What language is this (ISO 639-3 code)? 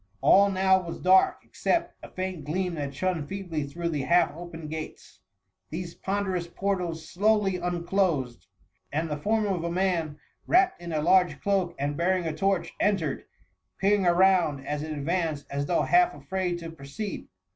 eng